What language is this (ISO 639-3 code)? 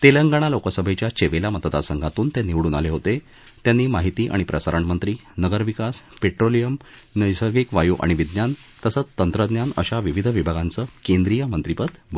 mar